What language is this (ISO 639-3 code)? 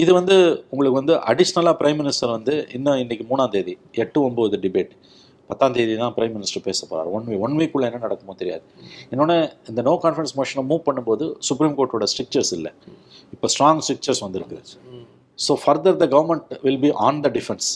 tam